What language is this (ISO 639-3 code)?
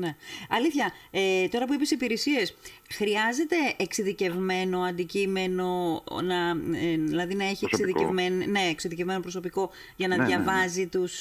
ell